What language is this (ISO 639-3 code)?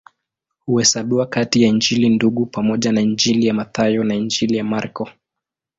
swa